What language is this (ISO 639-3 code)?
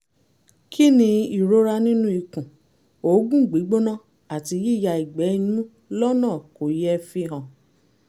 yor